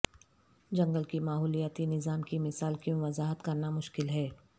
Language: Urdu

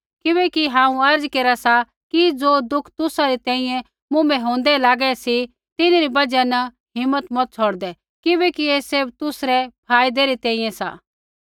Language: Kullu Pahari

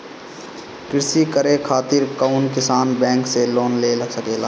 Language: Bhojpuri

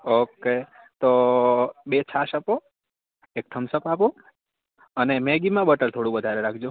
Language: Gujarati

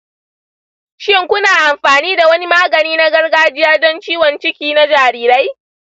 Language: Hausa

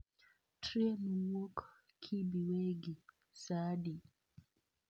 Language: Luo (Kenya and Tanzania)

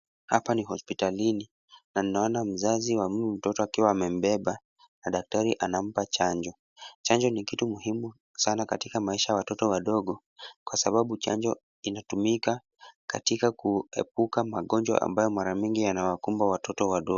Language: Swahili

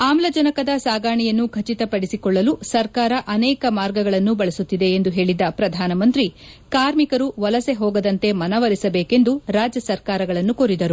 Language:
Kannada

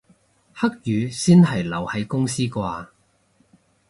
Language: Cantonese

